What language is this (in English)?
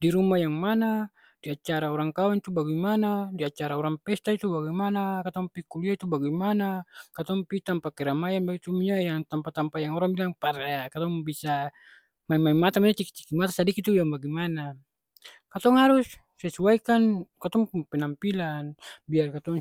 Ambonese Malay